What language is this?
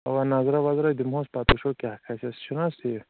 Kashmiri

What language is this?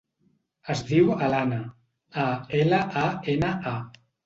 Catalan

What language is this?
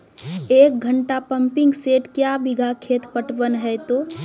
Maithili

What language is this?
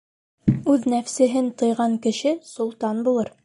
Bashkir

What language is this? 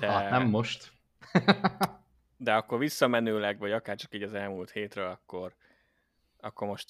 Hungarian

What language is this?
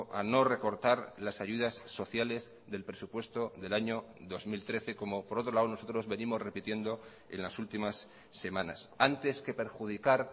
Spanish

